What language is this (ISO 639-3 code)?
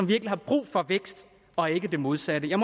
dan